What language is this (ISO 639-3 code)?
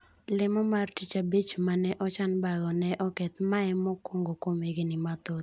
luo